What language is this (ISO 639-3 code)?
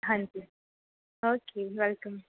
pan